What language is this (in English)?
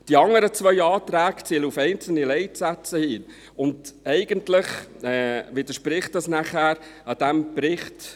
Swiss German